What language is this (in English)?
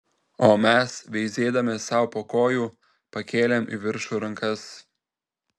Lithuanian